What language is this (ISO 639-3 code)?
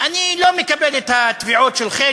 heb